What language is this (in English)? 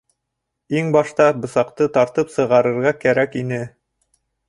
Bashkir